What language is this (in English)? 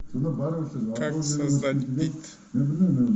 Russian